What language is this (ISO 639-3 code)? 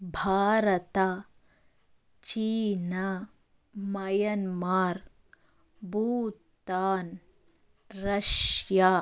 kan